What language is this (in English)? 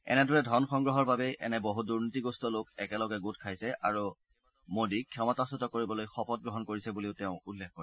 Assamese